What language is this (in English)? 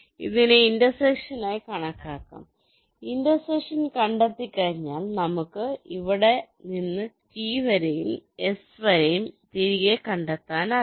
Malayalam